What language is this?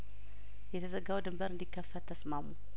Amharic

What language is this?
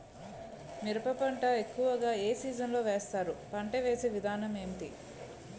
Telugu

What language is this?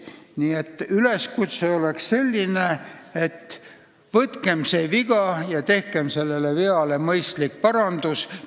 Estonian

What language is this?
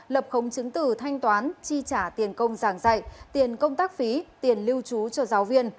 Vietnamese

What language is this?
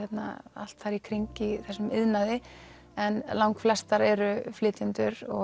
Icelandic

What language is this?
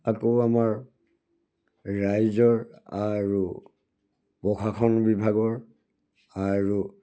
Assamese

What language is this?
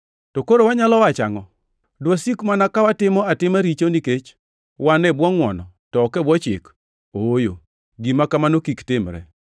Luo (Kenya and Tanzania)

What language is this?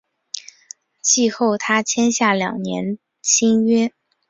Chinese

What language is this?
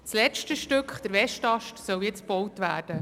Swiss German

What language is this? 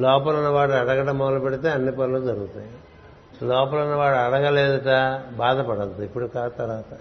Telugu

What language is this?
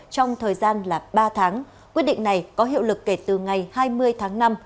Vietnamese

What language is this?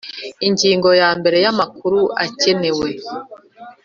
Kinyarwanda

